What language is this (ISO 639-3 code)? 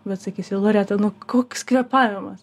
lit